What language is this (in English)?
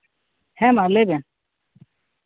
Santali